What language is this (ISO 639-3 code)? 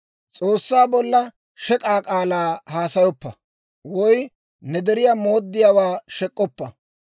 dwr